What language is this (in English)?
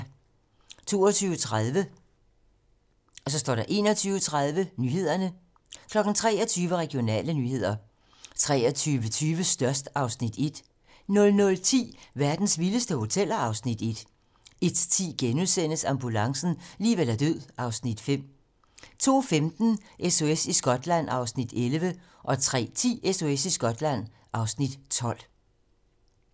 Danish